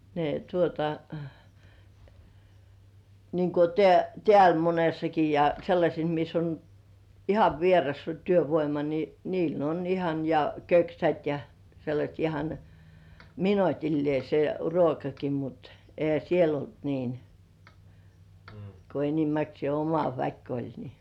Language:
Finnish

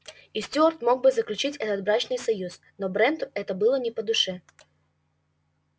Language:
Russian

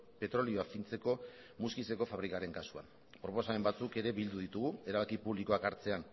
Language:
Basque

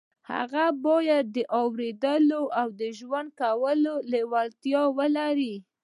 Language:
Pashto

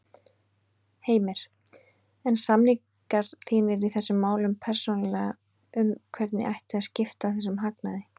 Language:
Icelandic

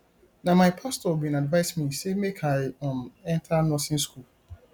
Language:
Nigerian Pidgin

